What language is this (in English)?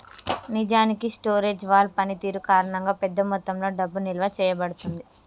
Telugu